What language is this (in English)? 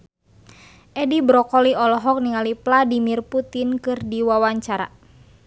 Sundanese